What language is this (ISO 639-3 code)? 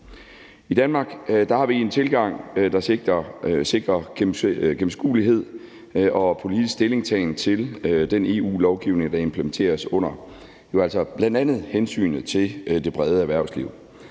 dan